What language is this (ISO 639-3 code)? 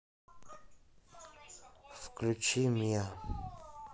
rus